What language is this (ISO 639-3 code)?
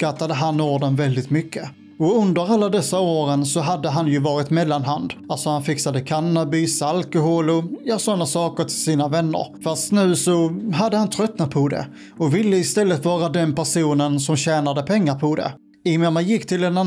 swe